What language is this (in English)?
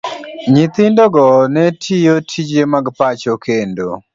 Luo (Kenya and Tanzania)